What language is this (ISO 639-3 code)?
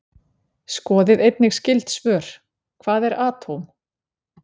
isl